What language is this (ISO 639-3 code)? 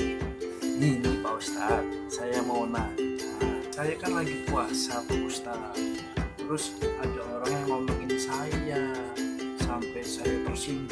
ind